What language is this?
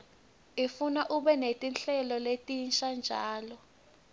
Swati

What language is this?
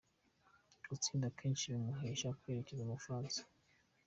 Kinyarwanda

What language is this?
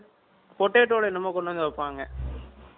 Tamil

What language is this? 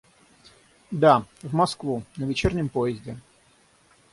Russian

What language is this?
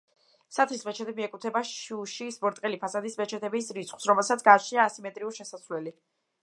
Georgian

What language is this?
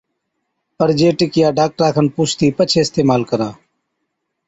Od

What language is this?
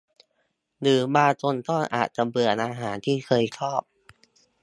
Thai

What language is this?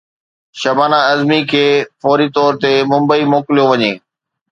Sindhi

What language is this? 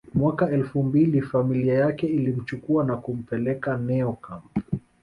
Swahili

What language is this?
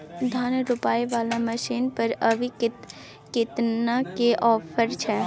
Maithili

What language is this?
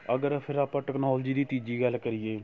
Punjabi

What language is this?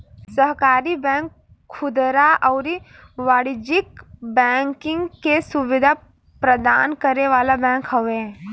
Bhojpuri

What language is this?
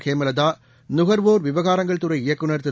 Tamil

